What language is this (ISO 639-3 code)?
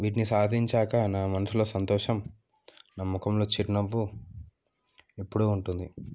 tel